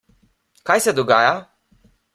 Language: Slovenian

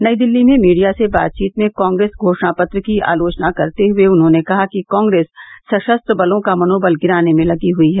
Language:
Hindi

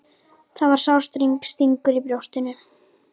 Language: Icelandic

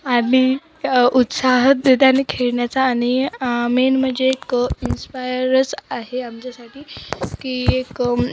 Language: Marathi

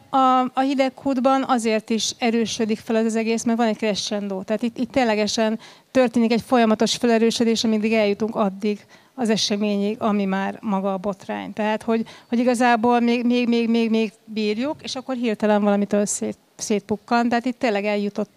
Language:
Hungarian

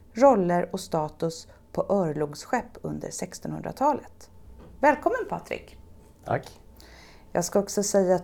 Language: Swedish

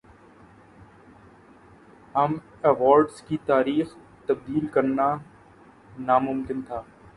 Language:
Urdu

